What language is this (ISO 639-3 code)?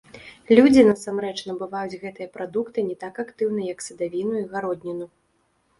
bel